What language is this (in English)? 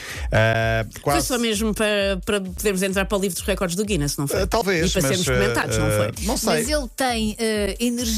Portuguese